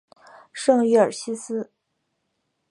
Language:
Chinese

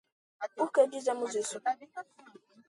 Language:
Portuguese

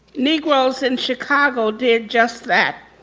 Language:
English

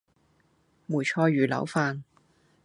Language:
Cantonese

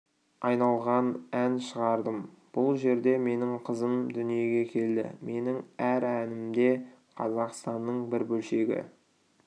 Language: Kazakh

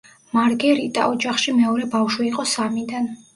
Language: Georgian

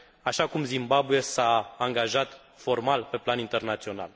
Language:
Romanian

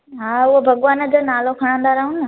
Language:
Sindhi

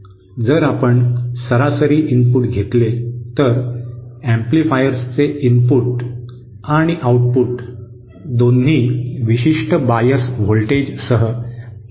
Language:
Marathi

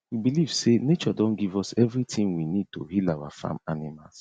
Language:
Nigerian Pidgin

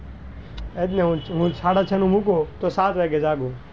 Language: Gujarati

